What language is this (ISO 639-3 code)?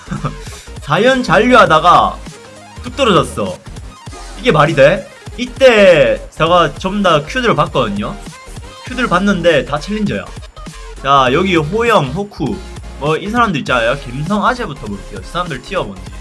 kor